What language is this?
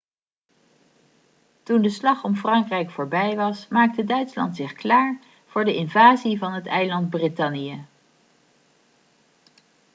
Dutch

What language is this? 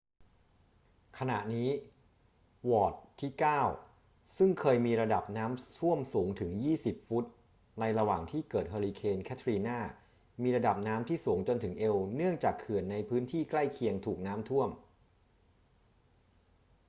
Thai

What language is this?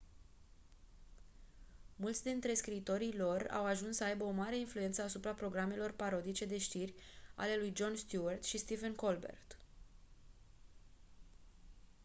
Romanian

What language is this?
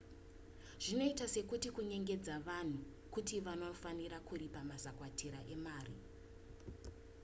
Shona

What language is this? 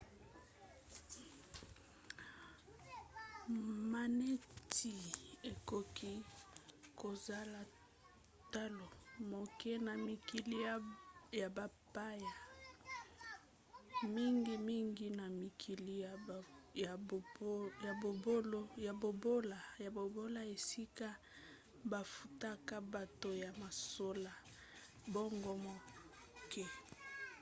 Lingala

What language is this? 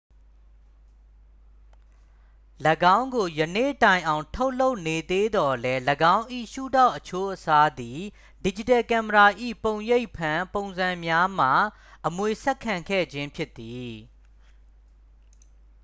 Burmese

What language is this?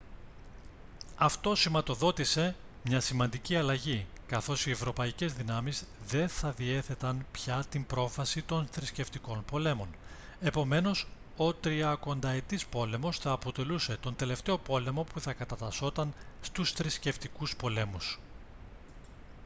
Greek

